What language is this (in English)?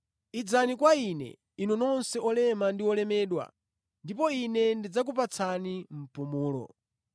Nyanja